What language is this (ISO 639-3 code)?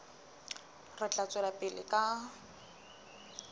sot